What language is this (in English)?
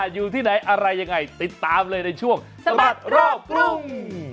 Thai